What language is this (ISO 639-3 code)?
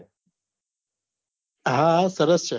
guj